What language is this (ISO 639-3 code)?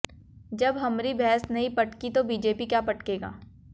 hin